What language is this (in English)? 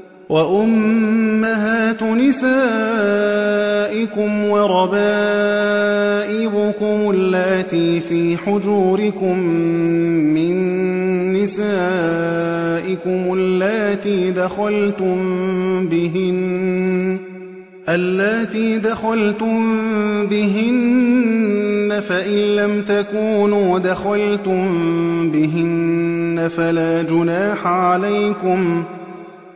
Arabic